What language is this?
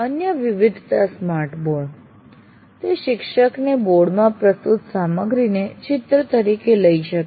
Gujarati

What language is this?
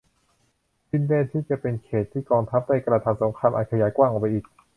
Thai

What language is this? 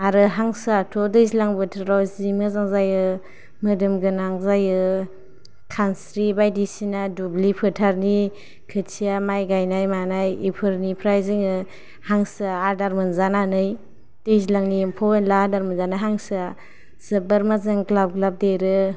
Bodo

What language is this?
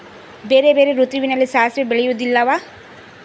Kannada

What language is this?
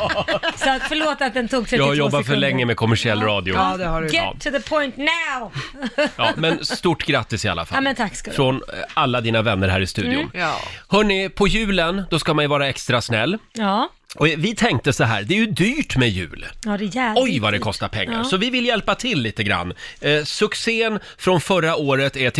Swedish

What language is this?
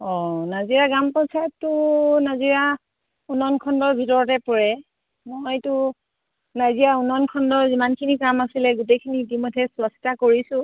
Assamese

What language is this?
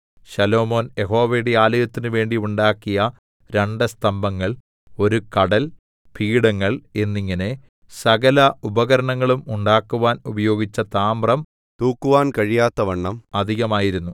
Malayalam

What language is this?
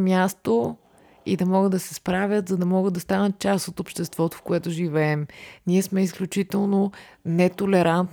Bulgarian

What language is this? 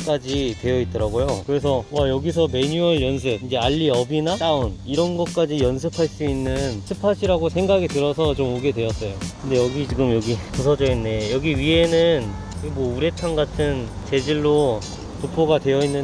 Korean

